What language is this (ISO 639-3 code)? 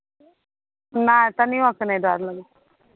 mai